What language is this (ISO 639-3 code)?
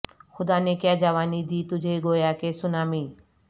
urd